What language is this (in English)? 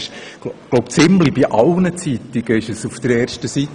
Swiss German